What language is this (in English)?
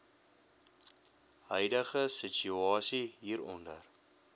Afrikaans